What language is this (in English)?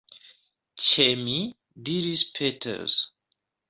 Esperanto